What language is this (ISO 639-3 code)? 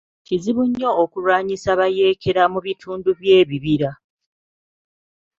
lug